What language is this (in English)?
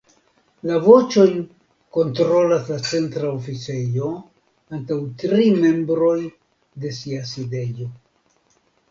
Esperanto